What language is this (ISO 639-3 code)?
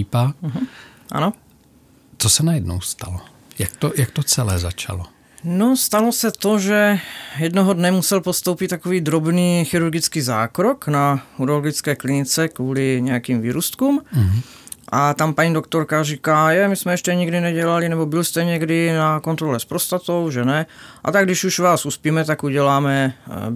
ces